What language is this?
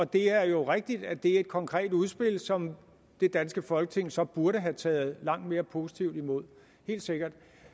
Danish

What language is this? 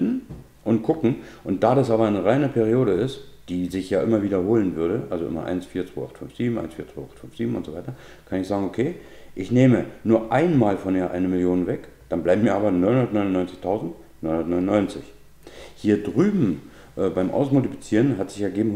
German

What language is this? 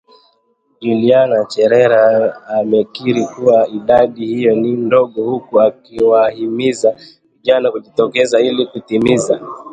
Swahili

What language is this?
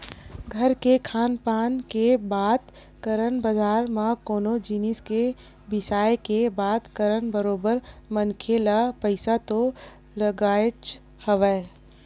Chhattisgarhi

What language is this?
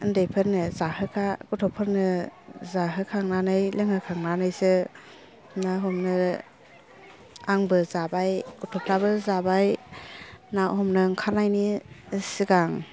Bodo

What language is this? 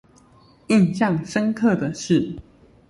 Chinese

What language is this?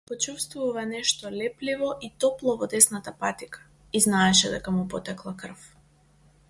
Macedonian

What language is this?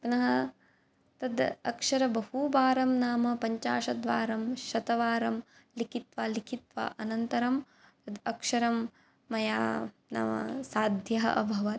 Sanskrit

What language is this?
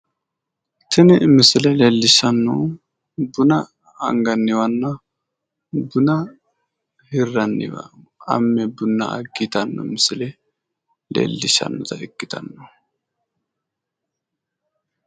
Sidamo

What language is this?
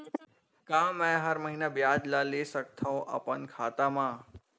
Chhattisgarhi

